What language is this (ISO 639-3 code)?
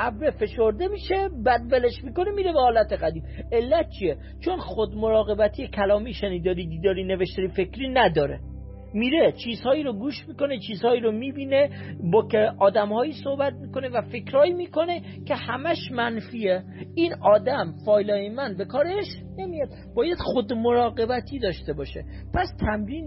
fas